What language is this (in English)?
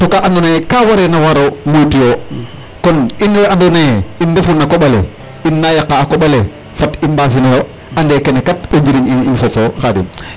Serer